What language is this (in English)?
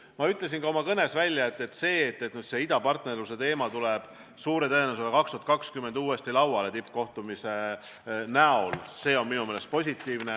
Estonian